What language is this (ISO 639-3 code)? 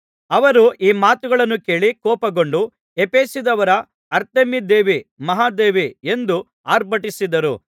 kan